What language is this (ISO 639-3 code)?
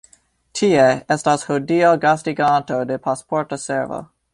epo